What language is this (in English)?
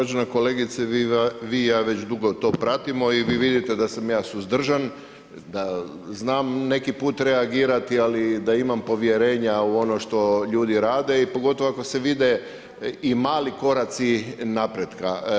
Croatian